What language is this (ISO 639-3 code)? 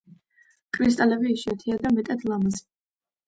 kat